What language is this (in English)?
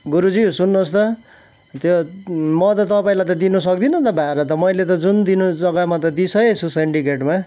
Nepali